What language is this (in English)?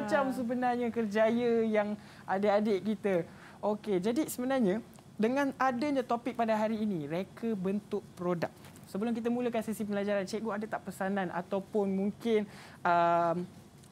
Malay